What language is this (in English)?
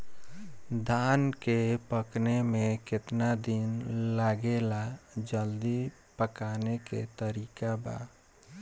Bhojpuri